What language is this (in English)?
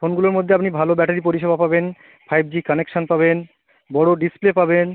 Bangla